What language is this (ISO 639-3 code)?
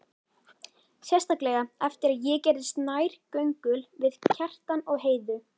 isl